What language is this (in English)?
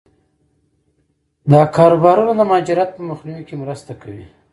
Pashto